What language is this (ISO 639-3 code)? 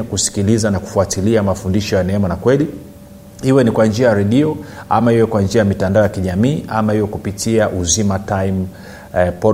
swa